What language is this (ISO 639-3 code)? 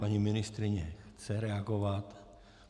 ces